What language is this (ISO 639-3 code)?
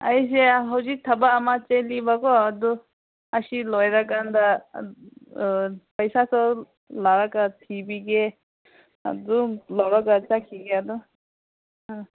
mni